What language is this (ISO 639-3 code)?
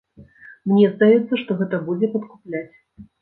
bel